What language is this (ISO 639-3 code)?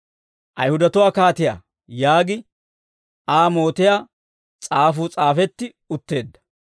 dwr